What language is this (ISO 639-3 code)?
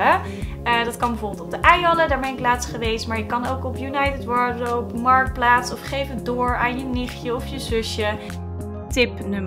nld